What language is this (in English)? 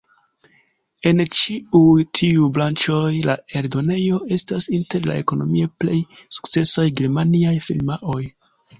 Esperanto